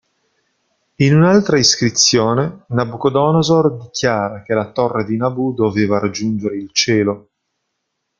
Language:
Italian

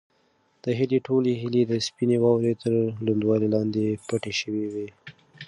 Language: Pashto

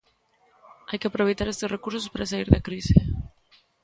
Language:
Galician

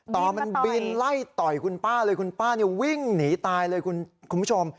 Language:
Thai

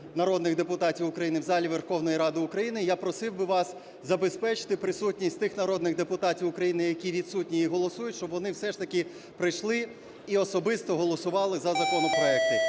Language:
Ukrainian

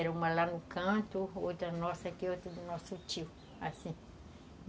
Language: Portuguese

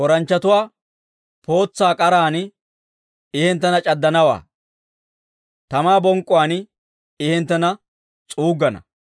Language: Dawro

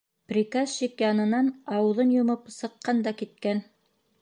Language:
Bashkir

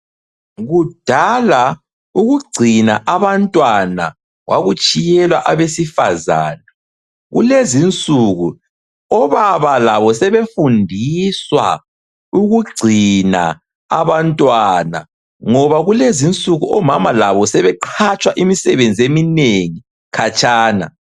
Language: North Ndebele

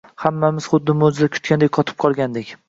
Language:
Uzbek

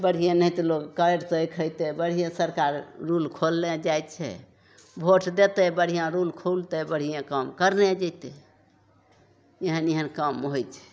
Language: Maithili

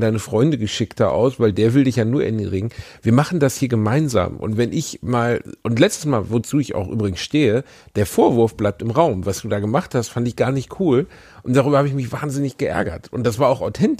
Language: German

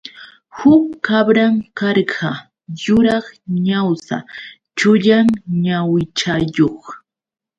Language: Yauyos Quechua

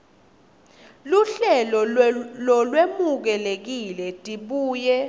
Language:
Swati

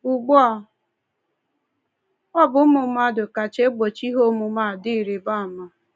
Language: Igbo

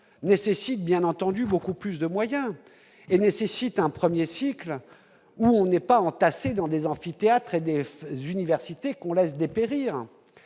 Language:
French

